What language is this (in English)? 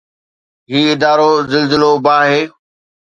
Sindhi